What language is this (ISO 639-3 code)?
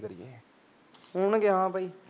pan